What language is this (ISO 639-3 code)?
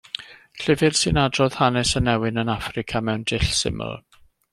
cym